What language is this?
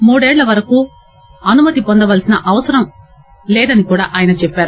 Telugu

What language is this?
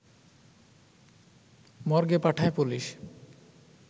Bangla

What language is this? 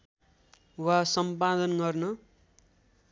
Nepali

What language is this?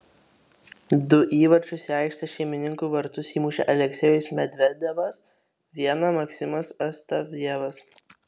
Lithuanian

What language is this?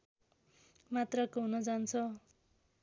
Nepali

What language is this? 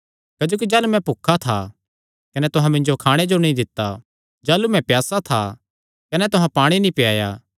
Kangri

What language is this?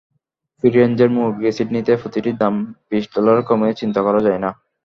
Bangla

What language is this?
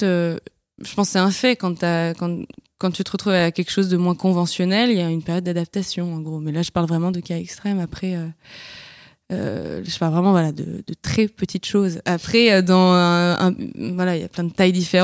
French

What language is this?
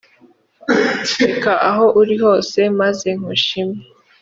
Kinyarwanda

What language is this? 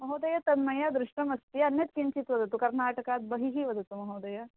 Sanskrit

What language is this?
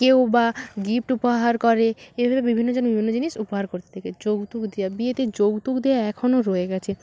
Bangla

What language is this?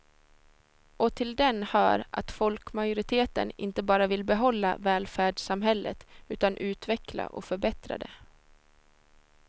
Swedish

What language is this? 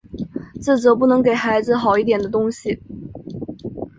Chinese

